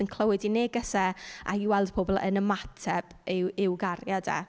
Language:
Welsh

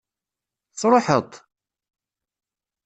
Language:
Kabyle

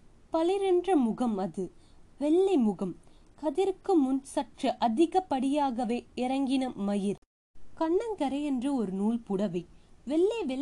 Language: Tamil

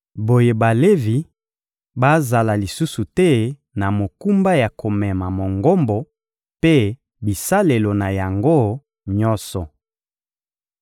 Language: Lingala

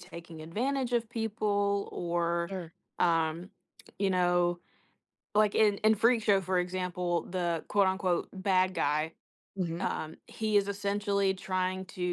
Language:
English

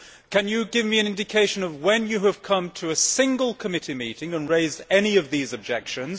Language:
English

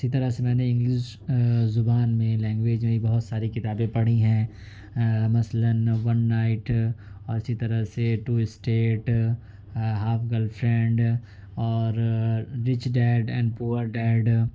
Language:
Urdu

